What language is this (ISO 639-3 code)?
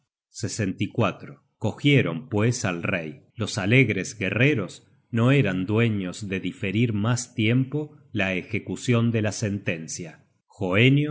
spa